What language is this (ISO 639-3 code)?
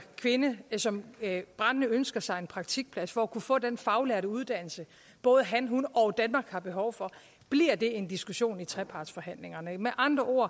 dan